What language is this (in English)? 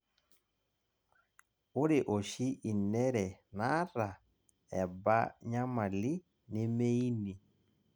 Masai